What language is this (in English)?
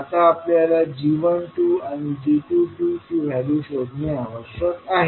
Marathi